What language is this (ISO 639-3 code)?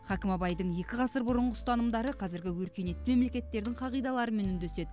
kaz